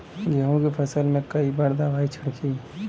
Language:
Bhojpuri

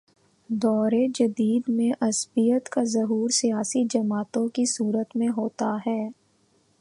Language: Urdu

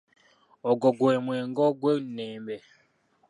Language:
Ganda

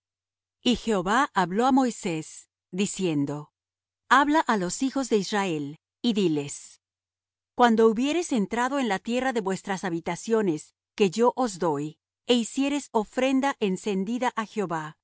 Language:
Spanish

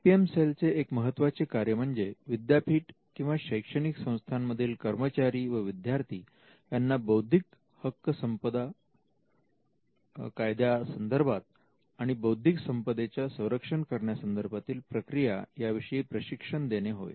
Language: Marathi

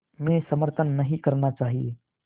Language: Hindi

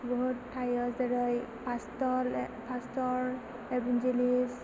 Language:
Bodo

